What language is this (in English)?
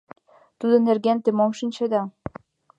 Mari